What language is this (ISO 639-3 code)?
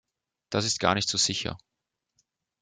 deu